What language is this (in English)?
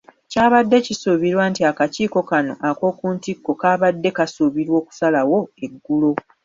Ganda